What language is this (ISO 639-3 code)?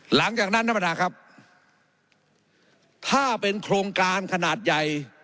tha